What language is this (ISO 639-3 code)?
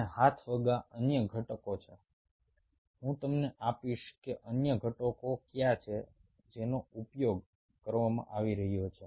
guj